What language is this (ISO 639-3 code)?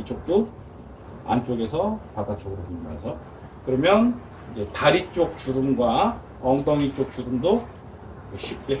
kor